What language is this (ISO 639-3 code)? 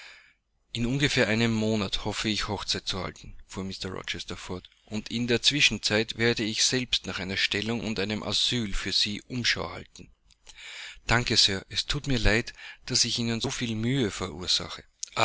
deu